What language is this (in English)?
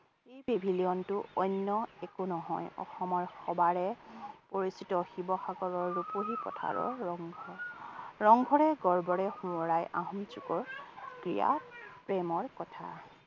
Assamese